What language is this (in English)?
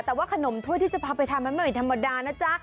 Thai